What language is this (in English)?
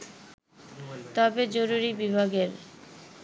Bangla